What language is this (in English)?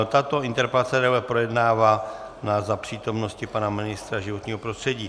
Czech